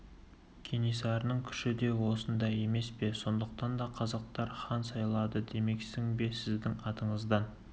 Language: Kazakh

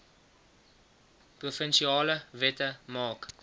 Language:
Afrikaans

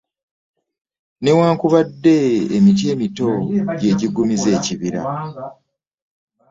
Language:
Ganda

